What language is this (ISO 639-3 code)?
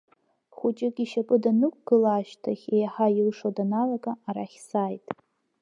abk